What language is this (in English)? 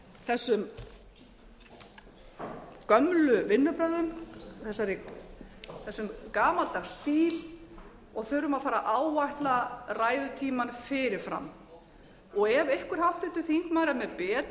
Icelandic